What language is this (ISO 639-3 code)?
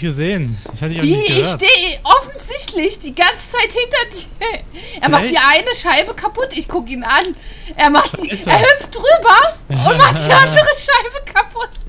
deu